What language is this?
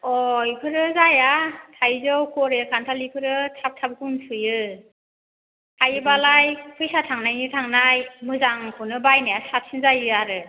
Bodo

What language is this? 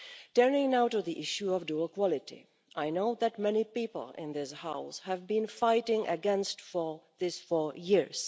English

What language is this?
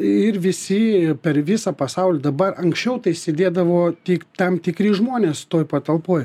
Lithuanian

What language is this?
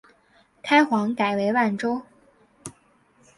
Chinese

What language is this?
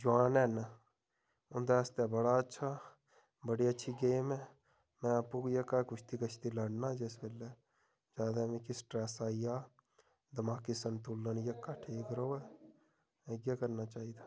Dogri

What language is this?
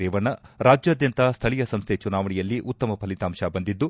Kannada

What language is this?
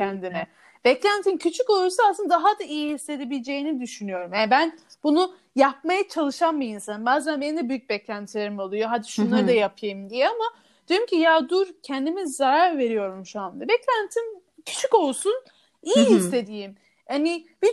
Turkish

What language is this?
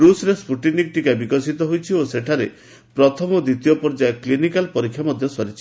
Odia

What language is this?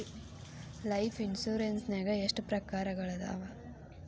Kannada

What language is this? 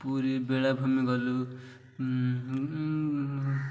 Odia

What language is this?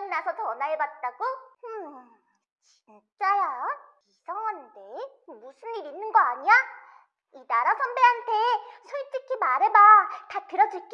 Korean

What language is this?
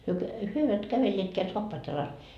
Finnish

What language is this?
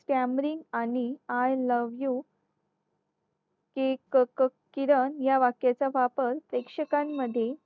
Marathi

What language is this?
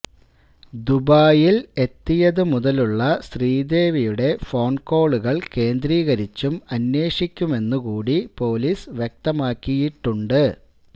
Malayalam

